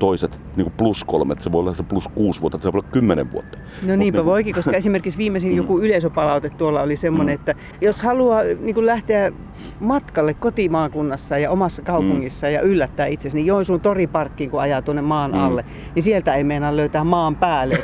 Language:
Finnish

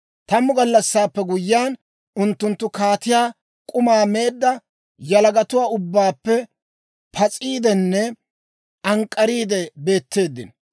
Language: Dawro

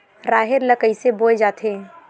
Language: Chhattisgarhi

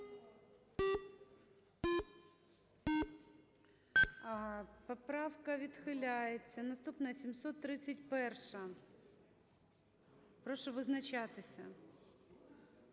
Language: Ukrainian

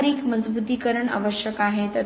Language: Marathi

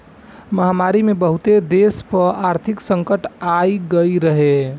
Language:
Bhojpuri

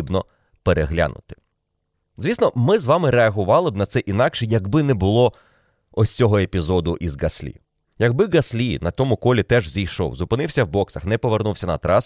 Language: Ukrainian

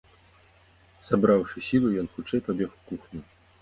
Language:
Belarusian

